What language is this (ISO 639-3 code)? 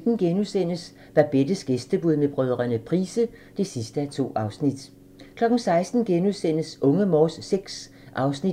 dan